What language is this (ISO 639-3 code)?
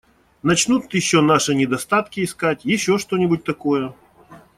rus